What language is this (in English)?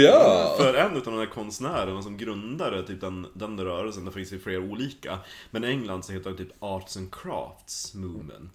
Swedish